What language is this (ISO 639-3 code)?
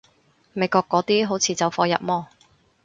yue